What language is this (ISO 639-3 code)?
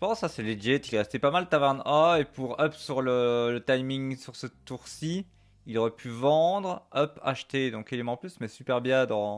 fra